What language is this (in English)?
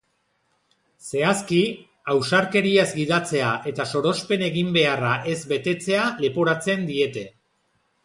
Basque